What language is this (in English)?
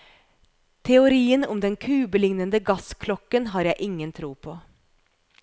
Norwegian